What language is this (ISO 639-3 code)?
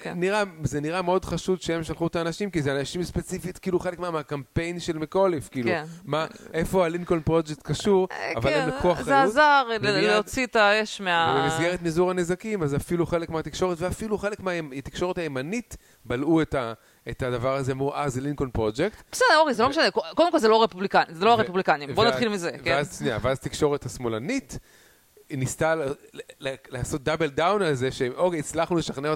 heb